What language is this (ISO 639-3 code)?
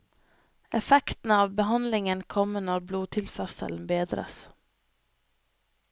nor